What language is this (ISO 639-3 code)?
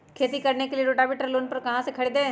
mag